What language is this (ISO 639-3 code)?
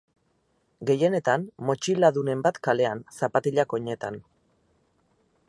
eus